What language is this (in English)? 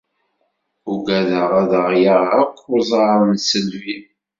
Kabyle